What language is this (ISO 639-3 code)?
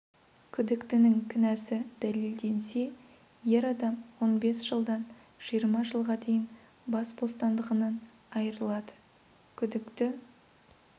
kaz